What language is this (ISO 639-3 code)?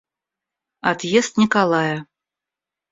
rus